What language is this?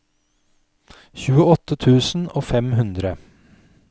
Norwegian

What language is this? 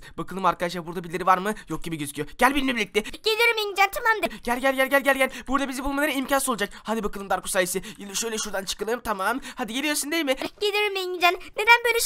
Turkish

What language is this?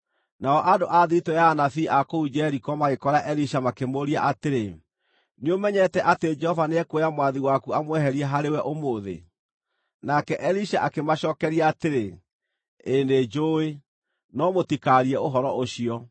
Kikuyu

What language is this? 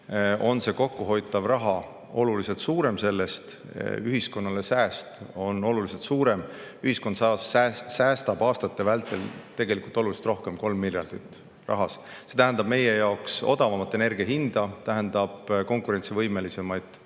Estonian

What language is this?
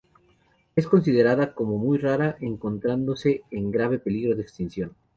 Spanish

